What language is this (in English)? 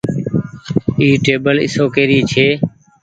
Goaria